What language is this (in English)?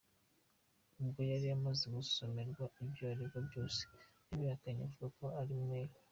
Kinyarwanda